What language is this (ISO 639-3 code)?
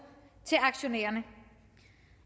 dan